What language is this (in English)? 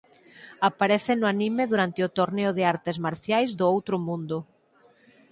Galician